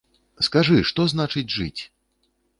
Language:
Belarusian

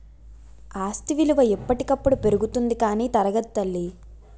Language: Telugu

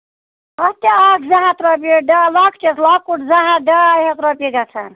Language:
Kashmiri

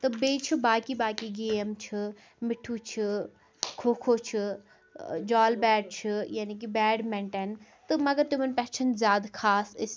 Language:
Kashmiri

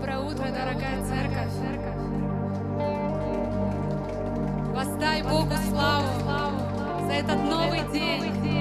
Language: Russian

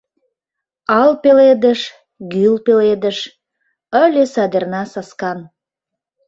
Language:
Mari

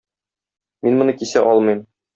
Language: Tatar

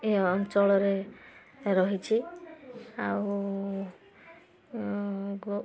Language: Odia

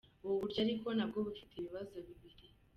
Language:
Kinyarwanda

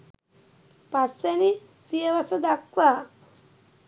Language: Sinhala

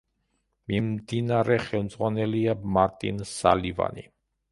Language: Georgian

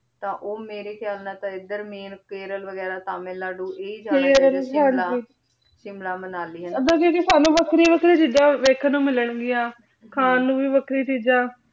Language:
Punjabi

